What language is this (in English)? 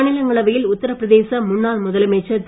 Tamil